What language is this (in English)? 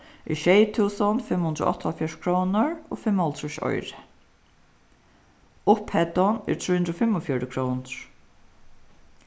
Faroese